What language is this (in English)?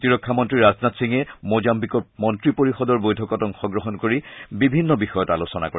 Assamese